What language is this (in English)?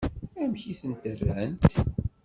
Kabyle